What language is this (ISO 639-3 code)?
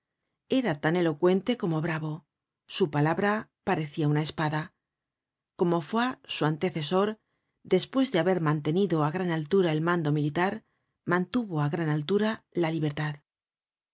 spa